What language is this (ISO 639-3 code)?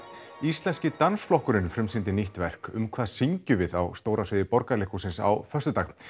isl